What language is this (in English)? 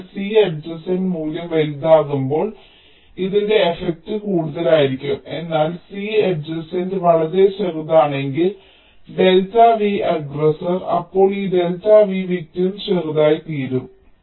Malayalam